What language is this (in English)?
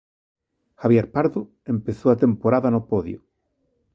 Galician